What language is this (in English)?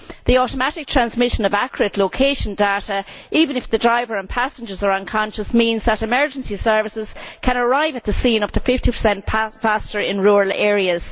English